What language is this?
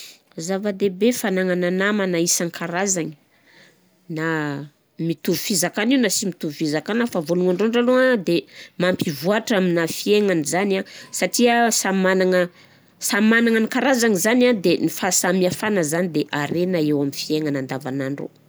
Southern Betsimisaraka Malagasy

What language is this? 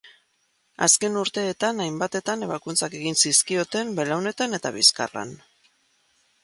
Basque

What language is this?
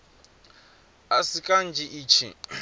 Venda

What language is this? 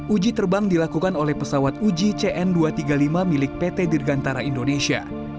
Indonesian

